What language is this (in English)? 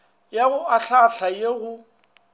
Northern Sotho